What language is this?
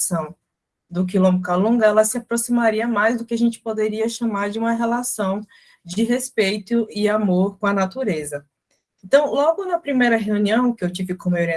Portuguese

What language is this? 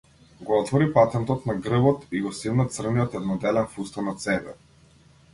Macedonian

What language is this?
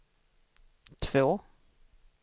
Swedish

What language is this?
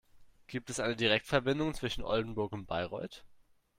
German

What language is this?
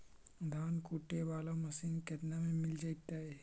Magahi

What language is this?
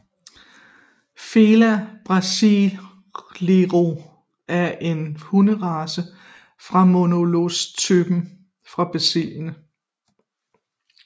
Danish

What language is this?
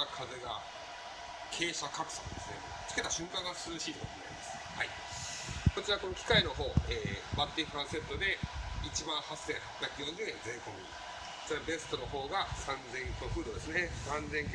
Japanese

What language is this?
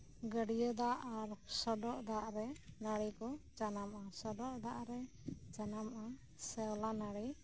Santali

